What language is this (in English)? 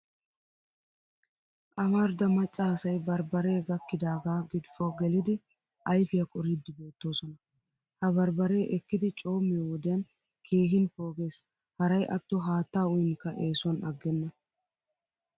Wolaytta